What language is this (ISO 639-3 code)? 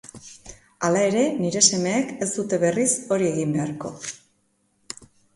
eus